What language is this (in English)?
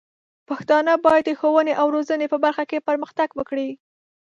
Pashto